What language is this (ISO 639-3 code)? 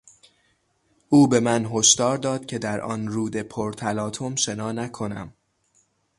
fas